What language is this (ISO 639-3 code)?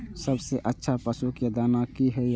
mai